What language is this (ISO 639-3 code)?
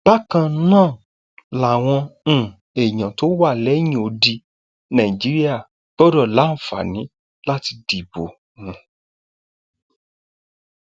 yor